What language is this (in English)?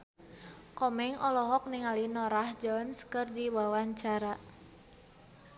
Sundanese